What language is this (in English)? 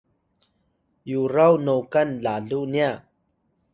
Atayal